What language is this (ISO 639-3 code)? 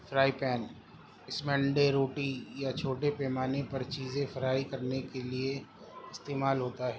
urd